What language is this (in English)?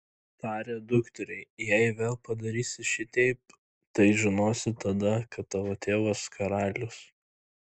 Lithuanian